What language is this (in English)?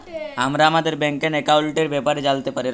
Bangla